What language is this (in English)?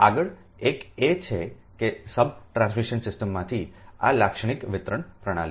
Gujarati